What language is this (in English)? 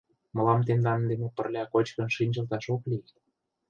Mari